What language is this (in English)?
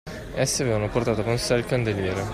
Italian